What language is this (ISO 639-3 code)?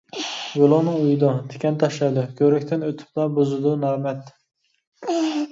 uig